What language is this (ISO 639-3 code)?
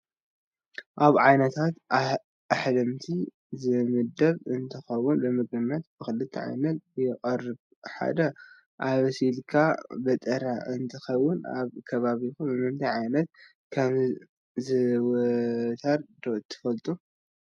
tir